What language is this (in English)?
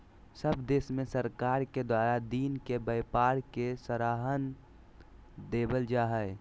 Magahi